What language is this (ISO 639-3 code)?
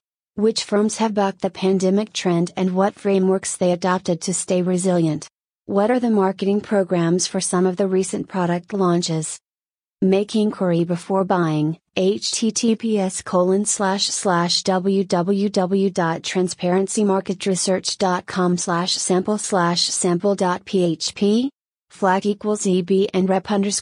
eng